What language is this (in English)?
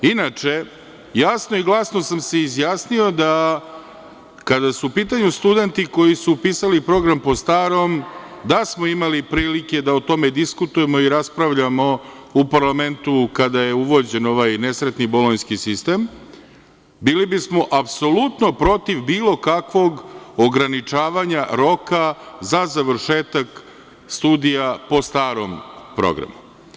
Serbian